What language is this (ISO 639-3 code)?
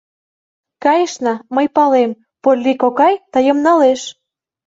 chm